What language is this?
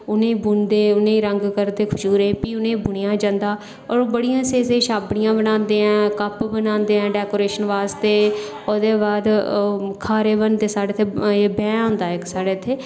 Dogri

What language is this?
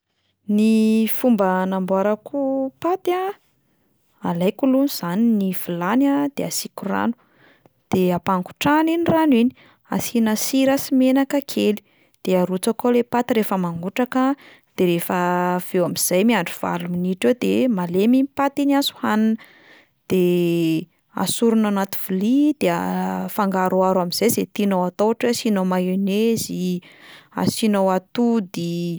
Malagasy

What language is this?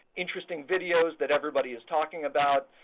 English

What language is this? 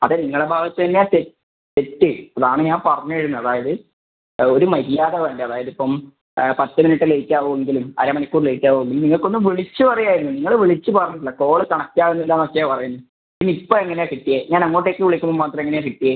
Malayalam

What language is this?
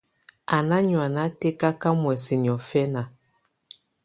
Tunen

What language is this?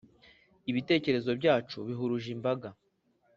Kinyarwanda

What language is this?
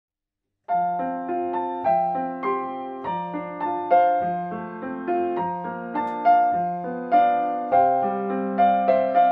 Korean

